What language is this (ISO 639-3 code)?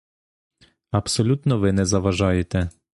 ukr